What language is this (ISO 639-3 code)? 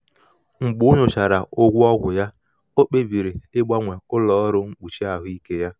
ibo